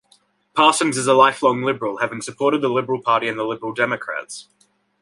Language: English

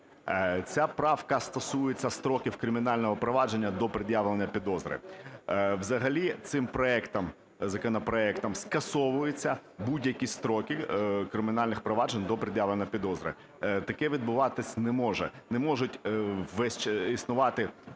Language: Ukrainian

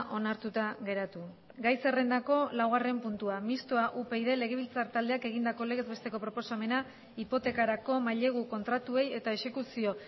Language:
Basque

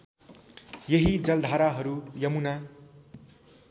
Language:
Nepali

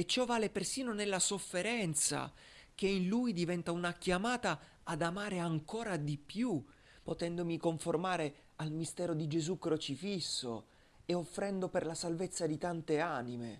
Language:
Italian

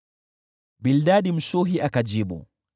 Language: Swahili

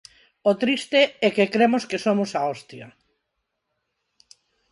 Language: Galician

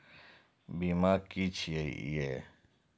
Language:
Maithili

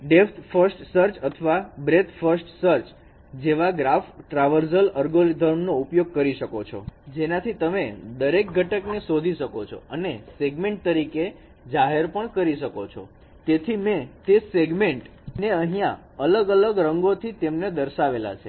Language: Gujarati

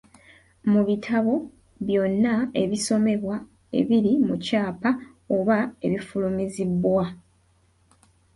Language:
Ganda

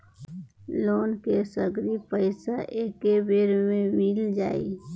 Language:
Bhojpuri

